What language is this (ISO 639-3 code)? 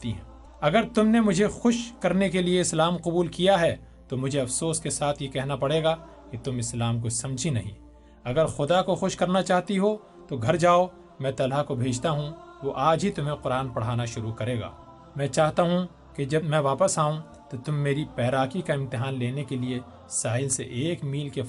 urd